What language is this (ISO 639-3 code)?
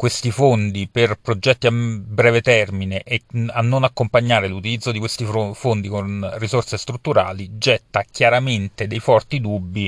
ita